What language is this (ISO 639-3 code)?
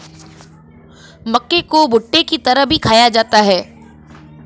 hin